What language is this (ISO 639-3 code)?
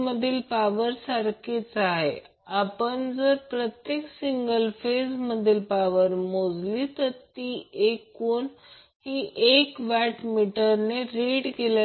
mar